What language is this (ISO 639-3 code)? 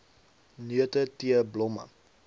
afr